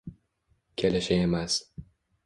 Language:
Uzbek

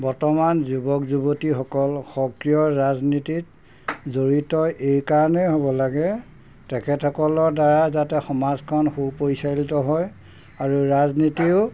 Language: Assamese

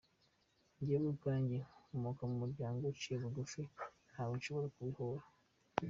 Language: Kinyarwanda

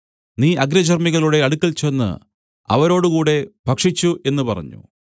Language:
Malayalam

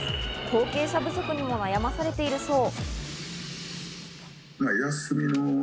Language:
Japanese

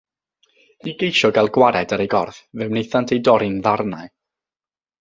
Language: Welsh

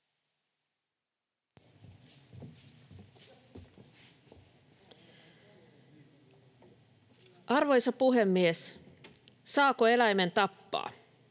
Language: Finnish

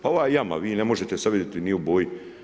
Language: Croatian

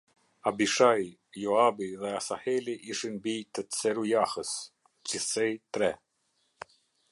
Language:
Albanian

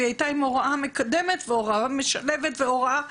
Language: Hebrew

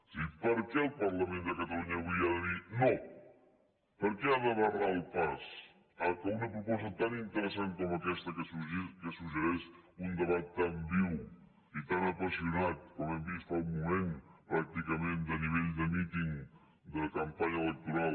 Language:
Catalan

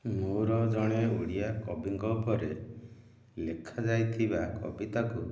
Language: Odia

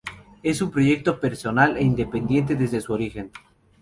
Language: Spanish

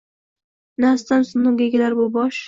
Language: Uzbek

